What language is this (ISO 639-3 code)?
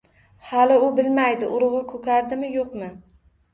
uzb